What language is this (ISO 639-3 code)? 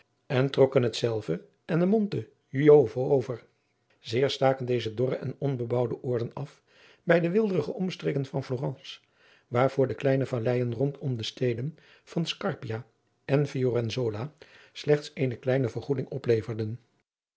nld